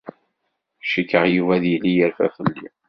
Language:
Kabyle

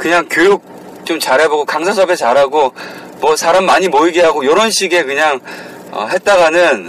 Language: Korean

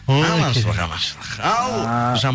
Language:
Kazakh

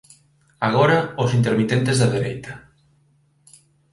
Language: Galician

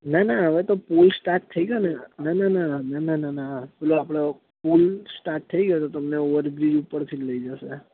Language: Gujarati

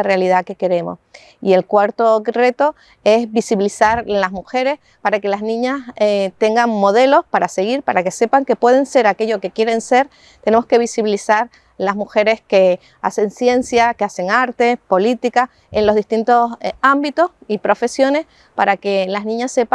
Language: Spanish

